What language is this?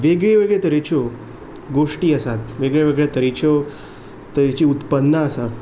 Konkani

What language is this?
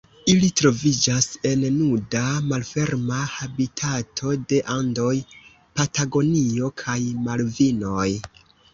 Esperanto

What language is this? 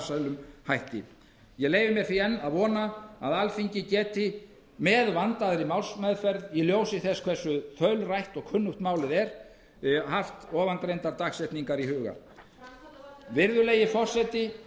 Icelandic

